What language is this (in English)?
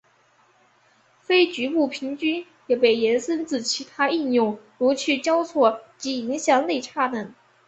Chinese